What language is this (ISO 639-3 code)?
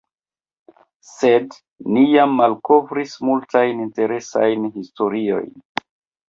epo